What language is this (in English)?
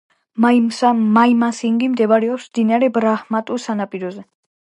Georgian